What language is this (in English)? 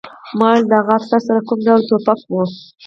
Pashto